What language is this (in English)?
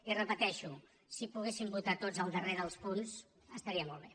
Catalan